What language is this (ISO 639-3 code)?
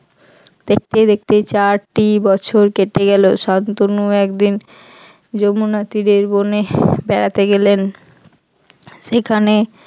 ben